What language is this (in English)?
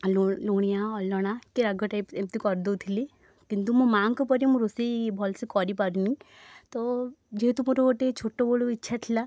Odia